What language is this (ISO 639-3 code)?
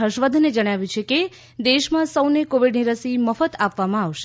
guj